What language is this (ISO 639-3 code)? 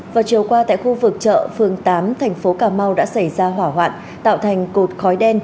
vie